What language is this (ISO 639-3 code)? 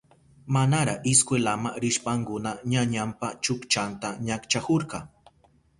qup